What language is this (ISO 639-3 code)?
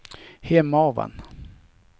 swe